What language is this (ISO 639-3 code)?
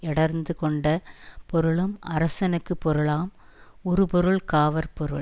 tam